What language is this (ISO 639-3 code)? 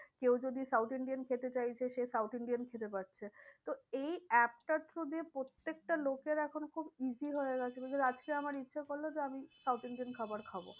ben